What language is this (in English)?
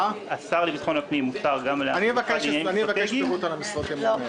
Hebrew